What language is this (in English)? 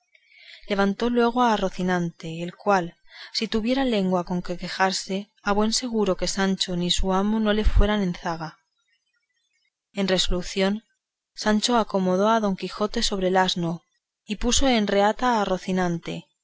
Spanish